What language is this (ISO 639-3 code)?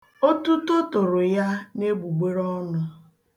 ibo